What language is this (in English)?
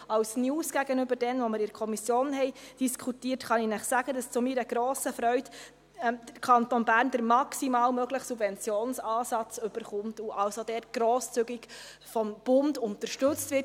Swiss German